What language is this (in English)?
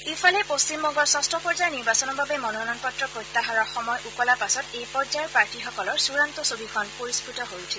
Assamese